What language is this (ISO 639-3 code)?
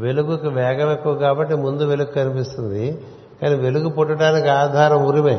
tel